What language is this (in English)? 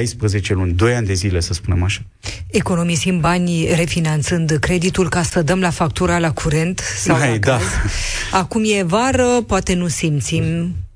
Romanian